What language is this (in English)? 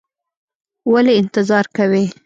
Pashto